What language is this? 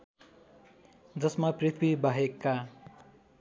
Nepali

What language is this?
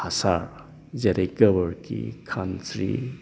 Bodo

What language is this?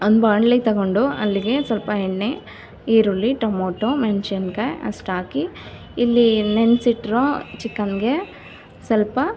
Kannada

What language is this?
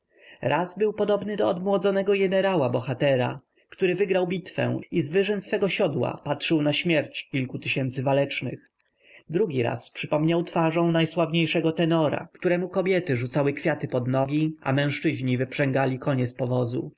Polish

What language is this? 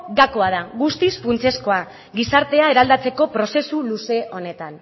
Basque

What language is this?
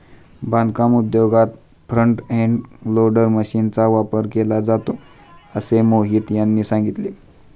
Marathi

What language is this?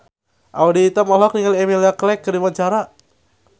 Sundanese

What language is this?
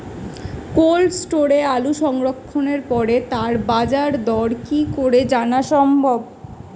Bangla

